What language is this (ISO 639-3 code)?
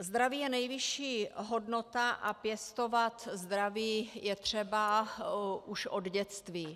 ces